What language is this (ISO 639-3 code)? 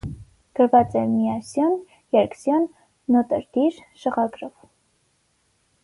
hye